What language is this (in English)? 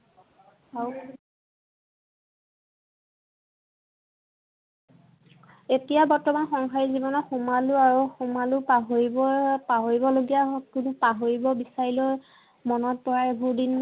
Assamese